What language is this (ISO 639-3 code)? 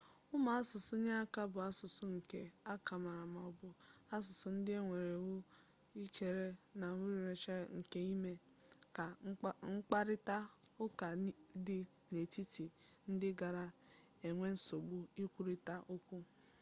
ibo